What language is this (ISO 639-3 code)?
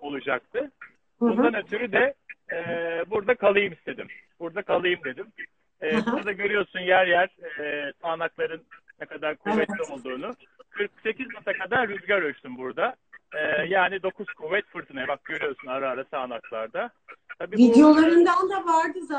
tur